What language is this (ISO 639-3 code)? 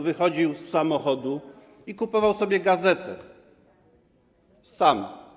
pol